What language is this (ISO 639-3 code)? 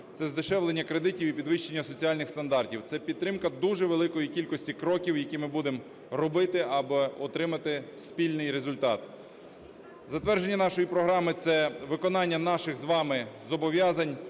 ukr